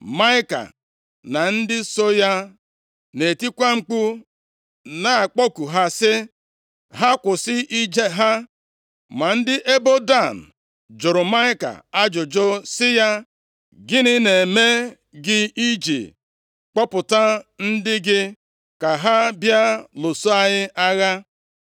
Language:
Igbo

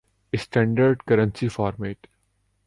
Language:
Urdu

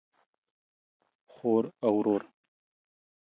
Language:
Pashto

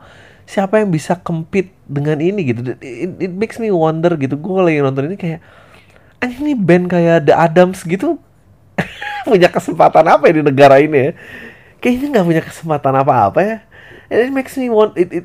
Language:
Indonesian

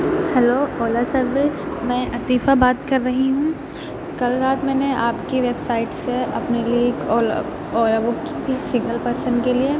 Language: Urdu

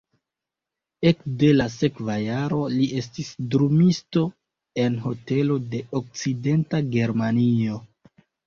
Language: Esperanto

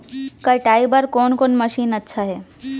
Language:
Chhattisgarhi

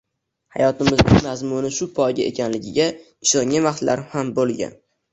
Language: Uzbek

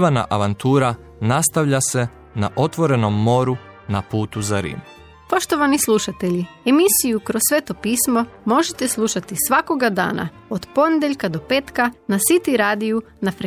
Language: Croatian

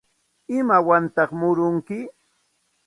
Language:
Santa Ana de Tusi Pasco Quechua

